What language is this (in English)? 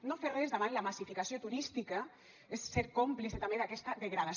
Catalan